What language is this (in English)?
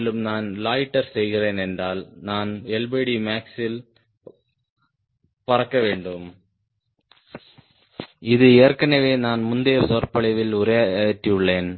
Tamil